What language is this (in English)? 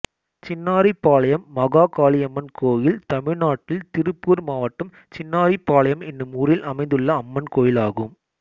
Tamil